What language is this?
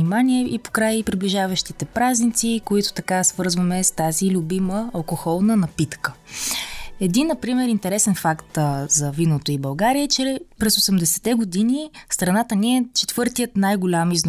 Bulgarian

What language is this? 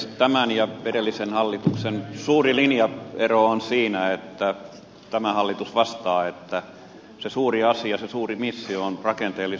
Finnish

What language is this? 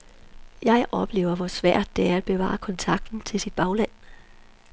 Danish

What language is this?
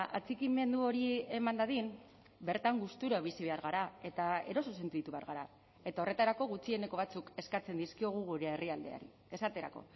Basque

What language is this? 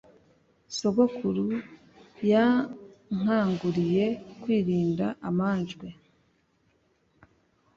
Kinyarwanda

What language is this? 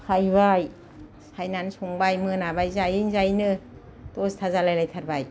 Bodo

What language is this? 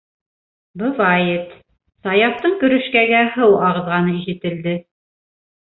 Bashkir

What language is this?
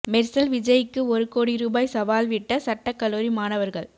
Tamil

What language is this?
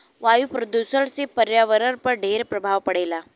Bhojpuri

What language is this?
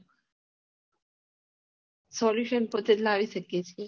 Gujarati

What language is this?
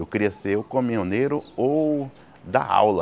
Portuguese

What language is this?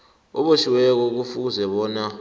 South Ndebele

